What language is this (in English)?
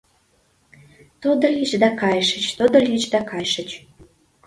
Mari